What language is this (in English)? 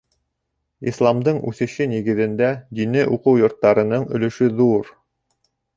Bashkir